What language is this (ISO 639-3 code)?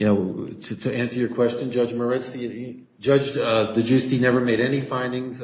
eng